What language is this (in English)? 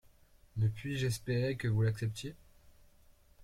French